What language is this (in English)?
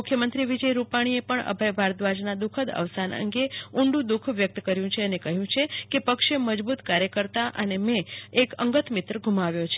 Gujarati